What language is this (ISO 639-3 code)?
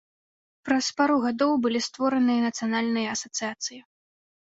bel